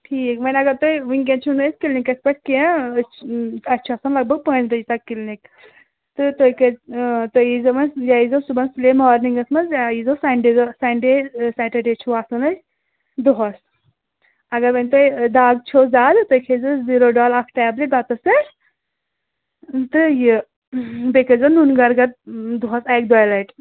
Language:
Kashmiri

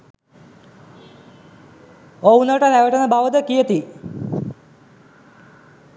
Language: Sinhala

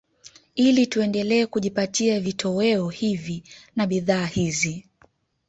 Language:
Swahili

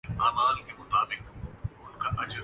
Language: Urdu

